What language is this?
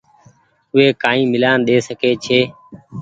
Goaria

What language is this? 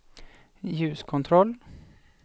Swedish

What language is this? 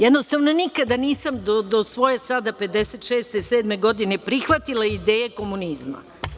Serbian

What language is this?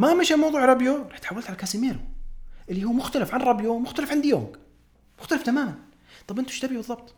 Arabic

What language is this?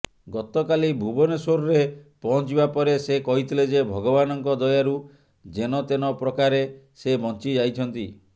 Odia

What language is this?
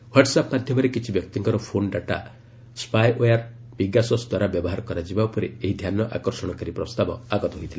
Odia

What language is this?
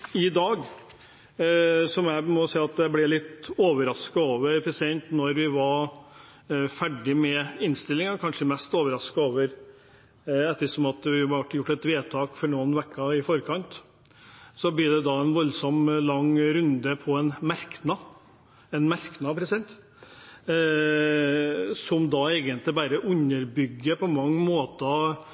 Norwegian Bokmål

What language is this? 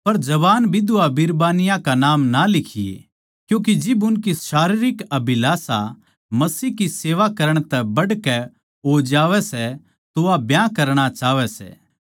Haryanvi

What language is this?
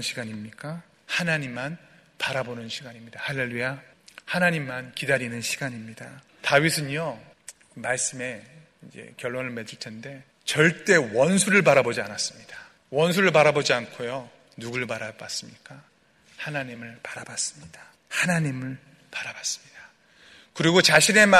Korean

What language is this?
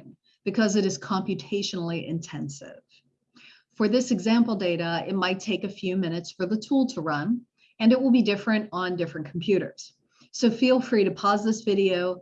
English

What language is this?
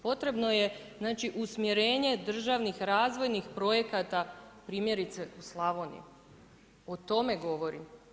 Croatian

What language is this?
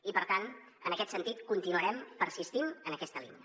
Catalan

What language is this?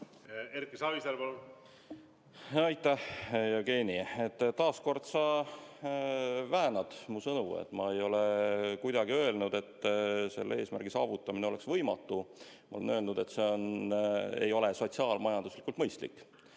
Estonian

